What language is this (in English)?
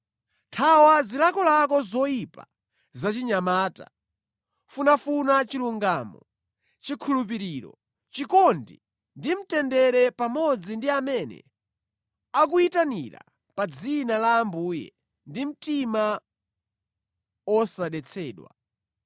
Nyanja